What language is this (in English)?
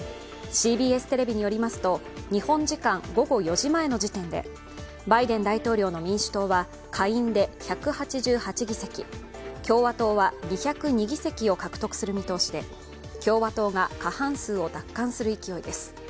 Japanese